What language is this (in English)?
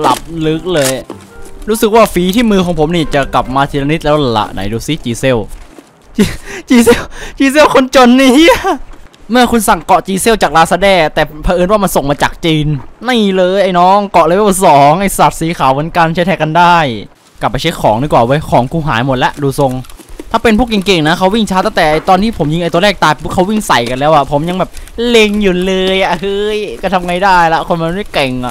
Thai